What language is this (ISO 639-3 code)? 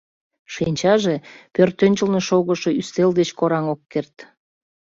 chm